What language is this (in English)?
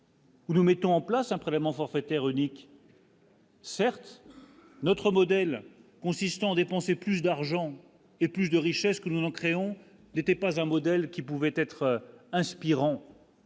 French